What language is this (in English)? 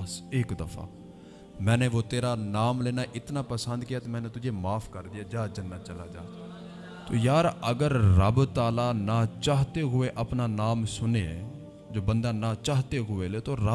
Urdu